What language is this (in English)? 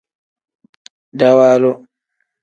Tem